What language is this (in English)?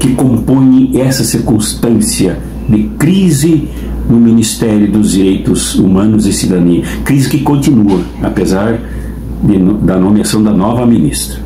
Portuguese